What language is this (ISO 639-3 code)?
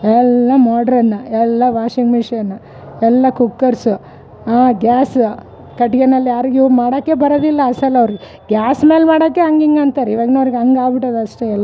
kan